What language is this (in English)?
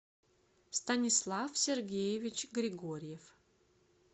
Russian